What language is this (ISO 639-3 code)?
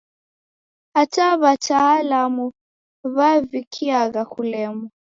dav